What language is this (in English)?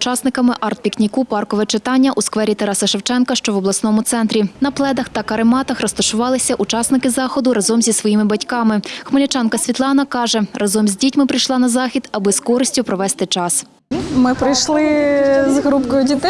Ukrainian